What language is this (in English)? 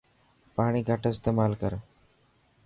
Dhatki